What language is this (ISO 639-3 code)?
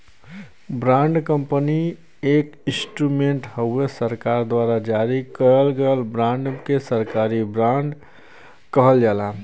bho